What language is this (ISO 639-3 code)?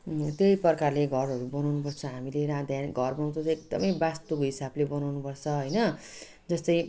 nep